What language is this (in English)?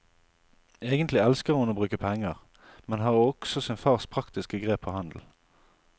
Norwegian